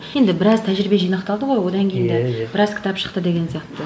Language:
Kazakh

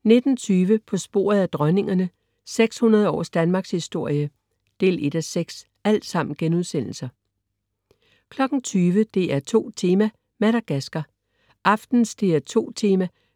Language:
Danish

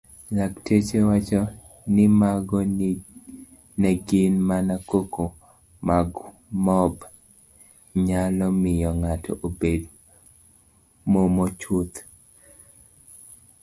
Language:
Luo (Kenya and Tanzania)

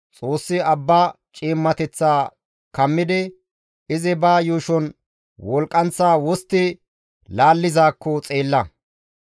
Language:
Gamo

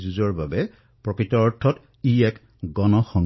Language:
Assamese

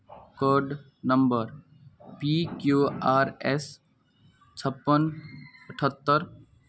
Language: Maithili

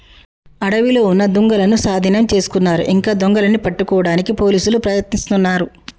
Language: Telugu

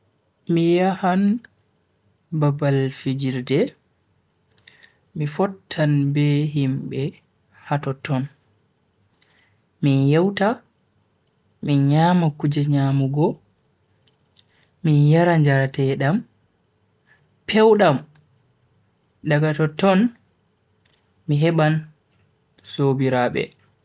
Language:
Bagirmi Fulfulde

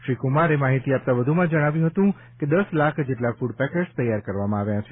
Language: Gujarati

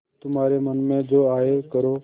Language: Hindi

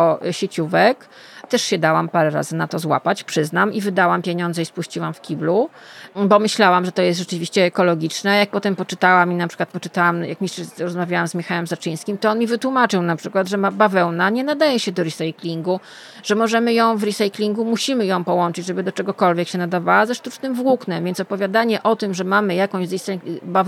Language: Polish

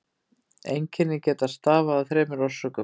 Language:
Icelandic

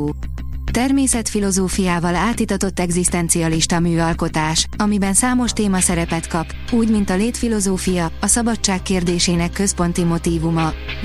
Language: Hungarian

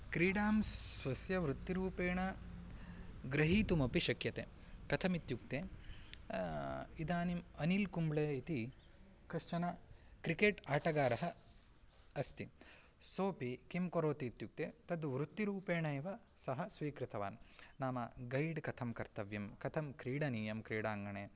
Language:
Sanskrit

